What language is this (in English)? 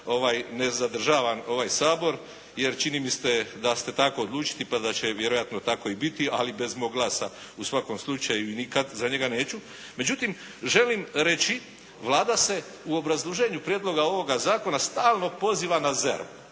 Croatian